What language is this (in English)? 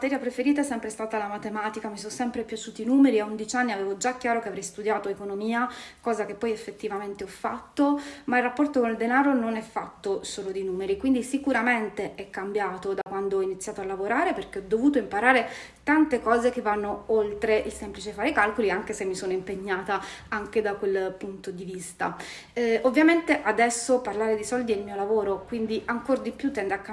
Italian